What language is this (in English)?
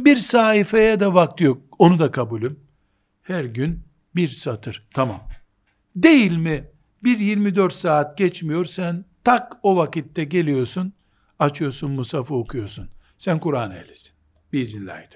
Turkish